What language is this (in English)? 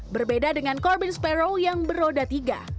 Indonesian